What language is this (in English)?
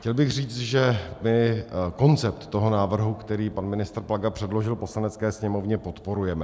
Czech